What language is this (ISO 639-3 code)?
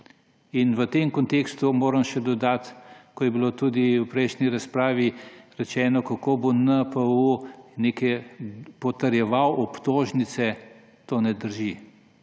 slv